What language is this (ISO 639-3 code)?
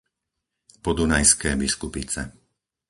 slk